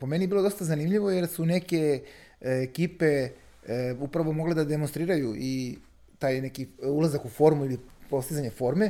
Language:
Croatian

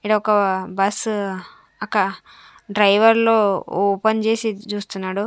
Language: Telugu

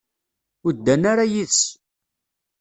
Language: Kabyle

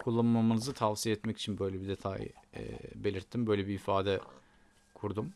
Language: Turkish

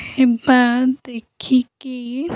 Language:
Odia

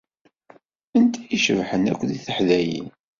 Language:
Kabyle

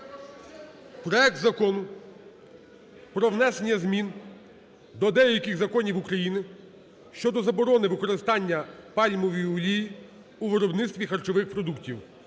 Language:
Ukrainian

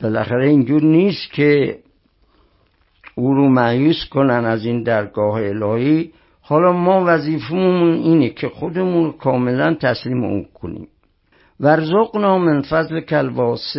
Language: Persian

